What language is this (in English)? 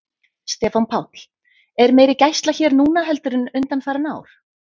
Icelandic